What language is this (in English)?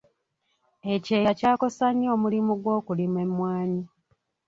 Ganda